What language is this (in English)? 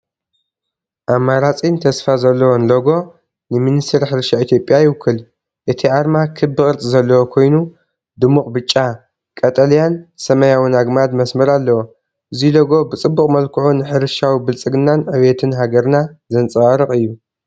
Tigrinya